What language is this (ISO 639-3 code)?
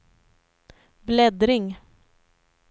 swe